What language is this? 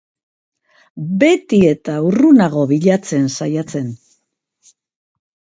Basque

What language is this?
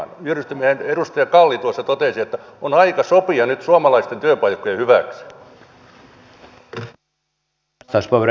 Finnish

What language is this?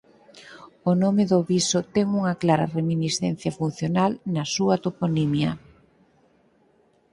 Galician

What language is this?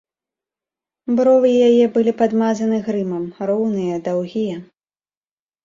Belarusian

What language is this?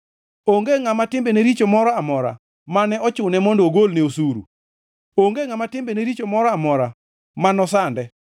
Luo (Kenya and Tanzania)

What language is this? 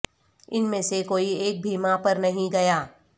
Urdu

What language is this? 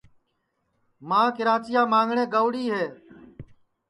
Sansi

